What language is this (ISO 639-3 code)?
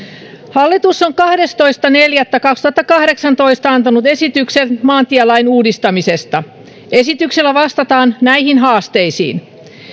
fin